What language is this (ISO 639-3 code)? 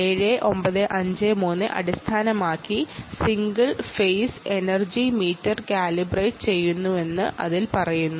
mal